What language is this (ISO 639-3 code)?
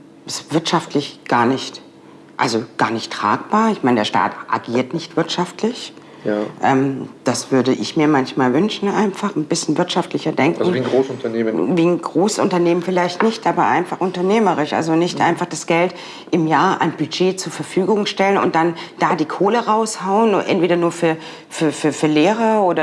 deu